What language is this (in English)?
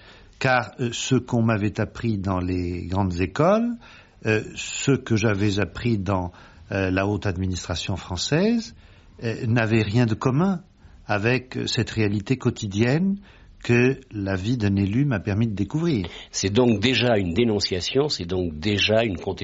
French